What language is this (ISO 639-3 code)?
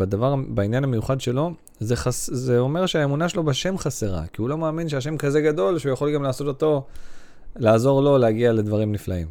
heb